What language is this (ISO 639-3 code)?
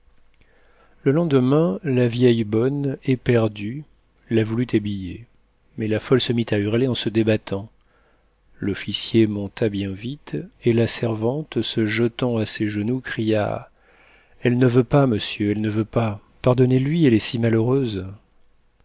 fra